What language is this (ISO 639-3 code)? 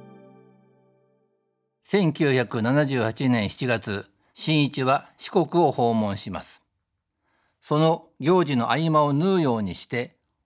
jpn